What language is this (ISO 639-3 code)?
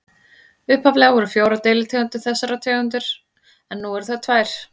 isl